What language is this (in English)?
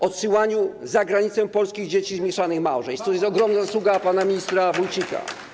Polish